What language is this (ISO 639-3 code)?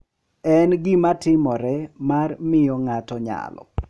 luo